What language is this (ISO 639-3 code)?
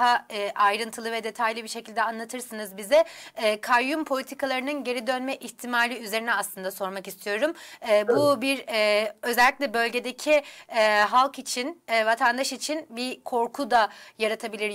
tur